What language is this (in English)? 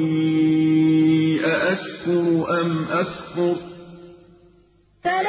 Arabic